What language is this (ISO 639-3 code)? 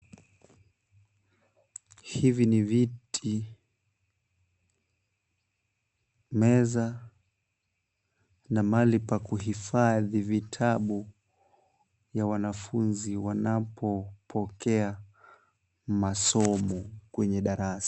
swa